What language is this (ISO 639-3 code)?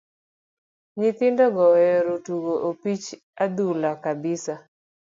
luo